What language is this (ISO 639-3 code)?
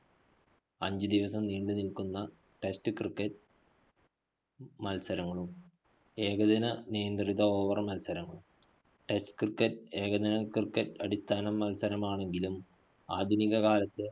mal